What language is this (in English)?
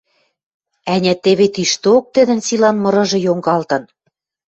Western Mari